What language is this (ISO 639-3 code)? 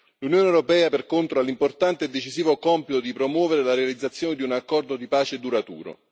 ita